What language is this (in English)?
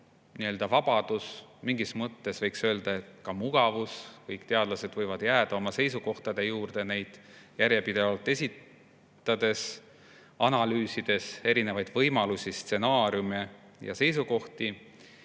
Estonian